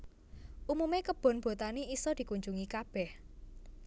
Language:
Javanese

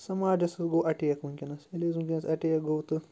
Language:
Kashmiri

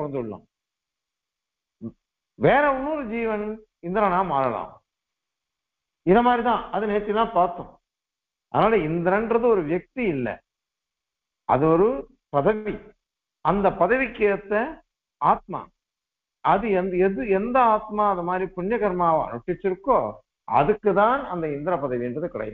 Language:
Turkish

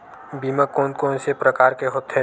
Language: Chhattisgarhi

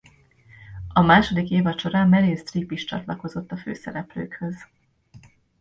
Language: Hungarian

